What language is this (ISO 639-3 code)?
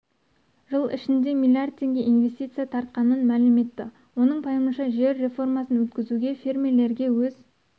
kaz